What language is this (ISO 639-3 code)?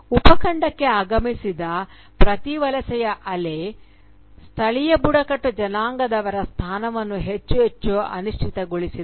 kan